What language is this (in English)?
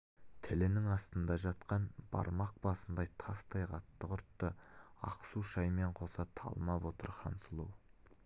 Kazakh